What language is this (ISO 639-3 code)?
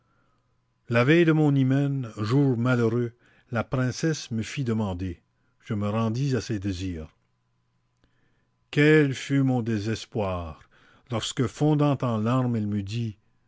fra